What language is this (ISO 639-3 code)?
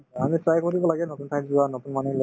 asm